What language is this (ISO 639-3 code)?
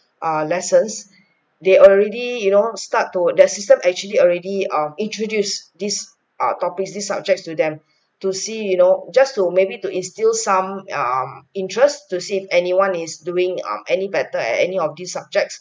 eng